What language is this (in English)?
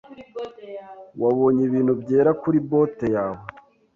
Kinyarwanda